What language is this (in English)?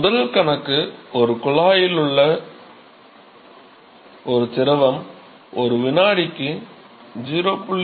Tamil